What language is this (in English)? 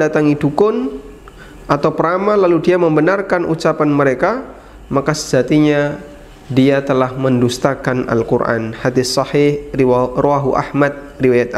Indonesian